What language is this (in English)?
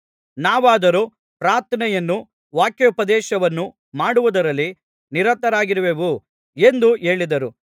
Kannada